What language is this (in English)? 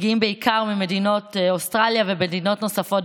Hebrew